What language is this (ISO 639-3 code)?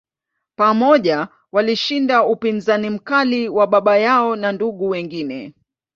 swa